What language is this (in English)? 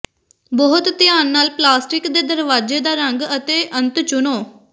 Punjabi